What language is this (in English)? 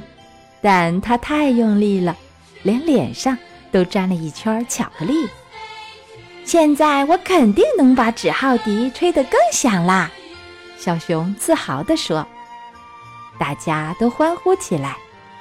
Chinese